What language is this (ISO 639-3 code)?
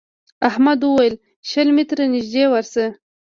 pus